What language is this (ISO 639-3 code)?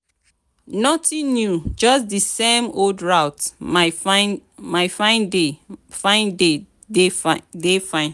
pcm